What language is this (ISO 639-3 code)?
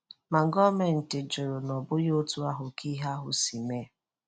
ibo